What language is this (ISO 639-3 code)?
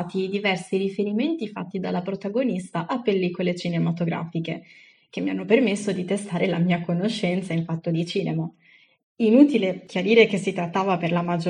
ita